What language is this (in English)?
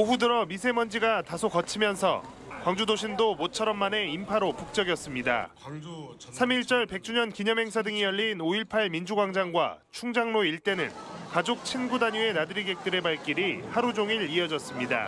Korean